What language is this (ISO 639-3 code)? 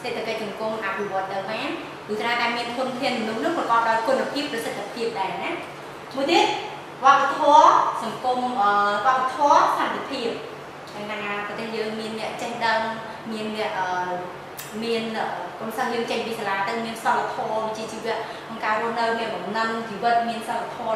vie